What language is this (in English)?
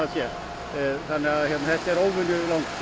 Icelandic